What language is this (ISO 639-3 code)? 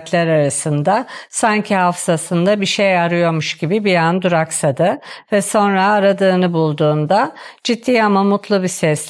tur